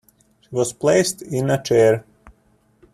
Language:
English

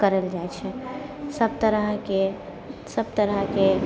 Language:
Maithili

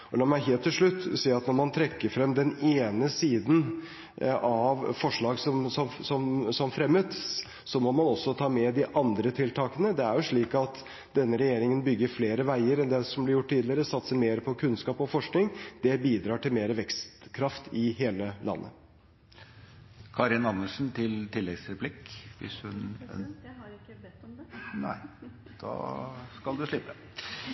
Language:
Norwegian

